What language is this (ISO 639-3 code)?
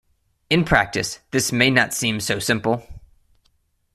eng